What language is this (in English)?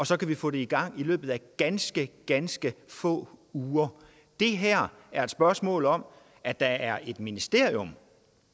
Danish